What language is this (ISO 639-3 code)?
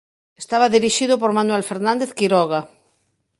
glg